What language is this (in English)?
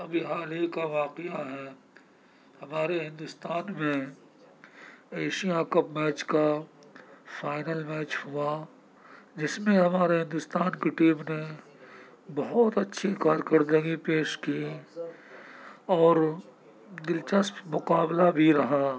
Urdu